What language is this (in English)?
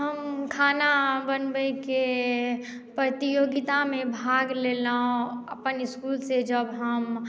Maithili